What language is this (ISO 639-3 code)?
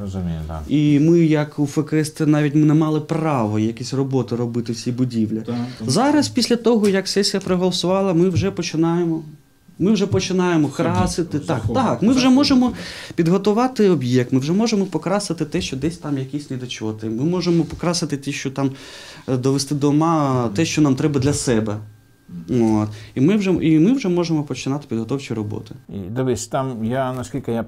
ukr